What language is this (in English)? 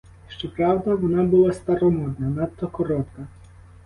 Ukrainian